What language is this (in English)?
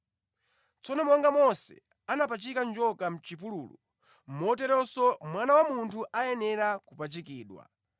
Nyanja